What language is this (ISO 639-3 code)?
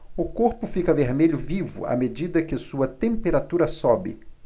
por